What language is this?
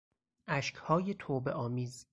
Persian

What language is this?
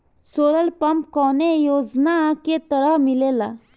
Bhojpuri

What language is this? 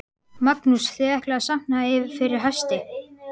Icelandic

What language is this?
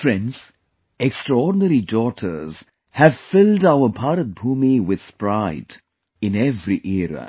English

